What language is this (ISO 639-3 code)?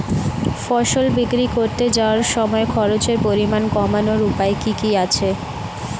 ben